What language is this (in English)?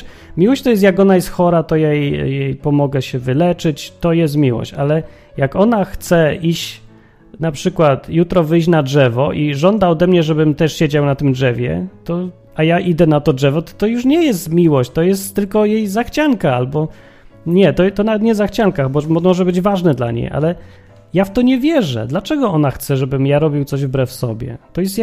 Polish